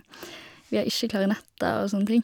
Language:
Norwegian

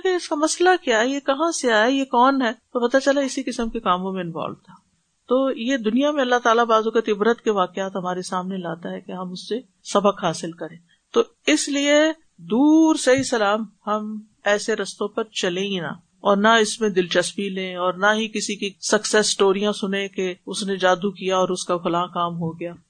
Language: Urdu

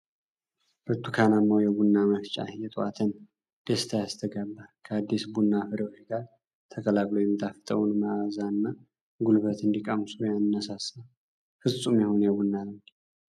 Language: Amharic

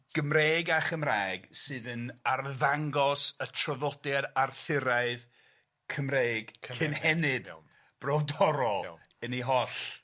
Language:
Welsh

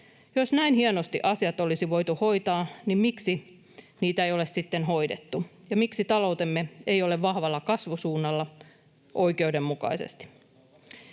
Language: Finnish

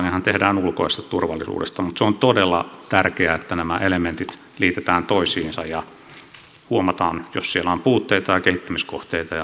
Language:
Finnish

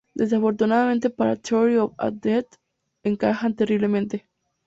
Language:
Spanish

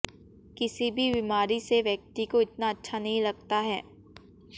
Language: Hindi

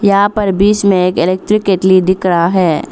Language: Hindi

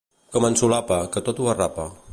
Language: Catalan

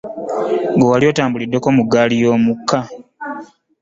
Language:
Ganda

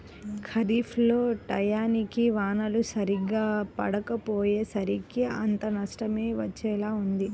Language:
Telugu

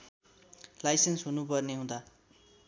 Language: Nepali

